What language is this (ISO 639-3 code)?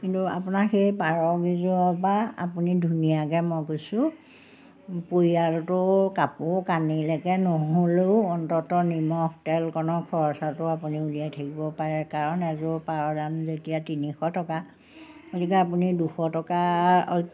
asm